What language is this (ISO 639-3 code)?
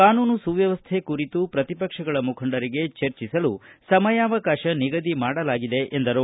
kan